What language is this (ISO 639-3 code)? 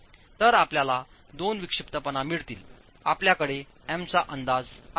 mar